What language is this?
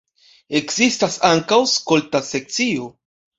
Esperanto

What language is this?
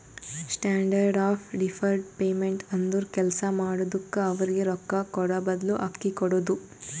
Kannada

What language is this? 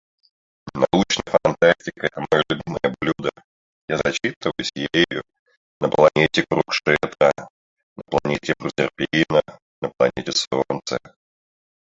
Russian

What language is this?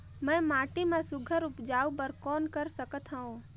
Chhattisgarhi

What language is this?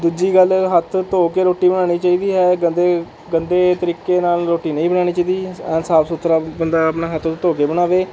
Punjabi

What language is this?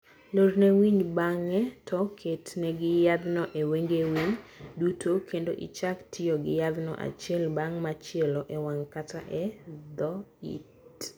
Luo (Kenya and Tanzania)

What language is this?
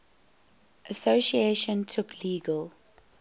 English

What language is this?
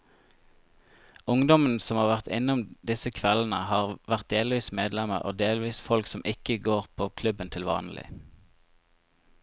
Norwegian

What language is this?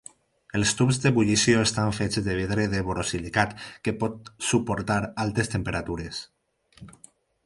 Catalan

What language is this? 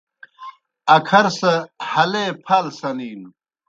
Kohistani Shina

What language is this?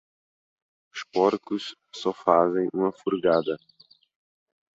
Portuguese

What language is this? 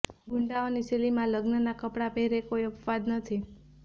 Gujarati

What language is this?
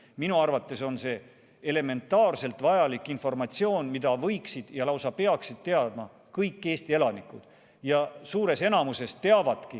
Estonian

